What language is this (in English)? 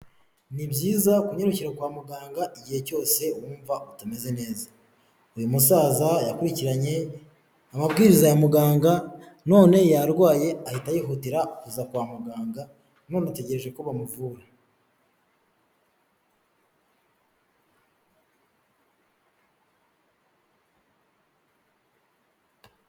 Kinyarwanda